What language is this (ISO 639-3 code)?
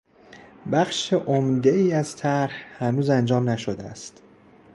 fas